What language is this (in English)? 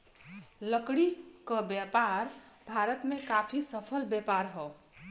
Bhojpuri